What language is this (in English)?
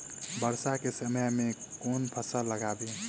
Maithili